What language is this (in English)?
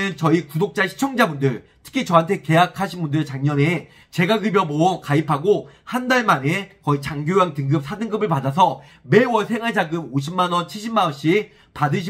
Korean